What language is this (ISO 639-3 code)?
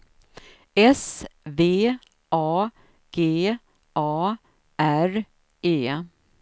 swe